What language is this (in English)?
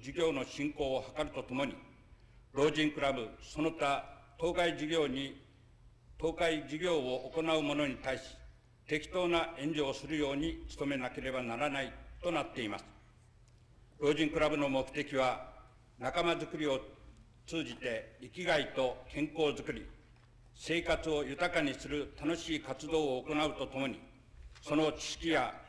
Japanese